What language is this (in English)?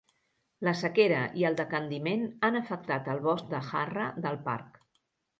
Catalan